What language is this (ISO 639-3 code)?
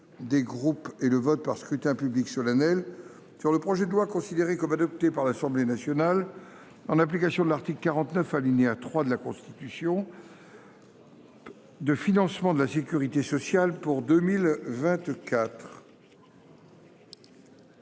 fra